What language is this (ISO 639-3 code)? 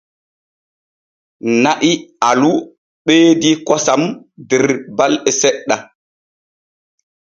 fue